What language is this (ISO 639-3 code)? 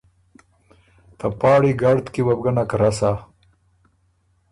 oru